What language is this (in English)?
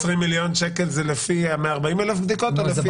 Hebrew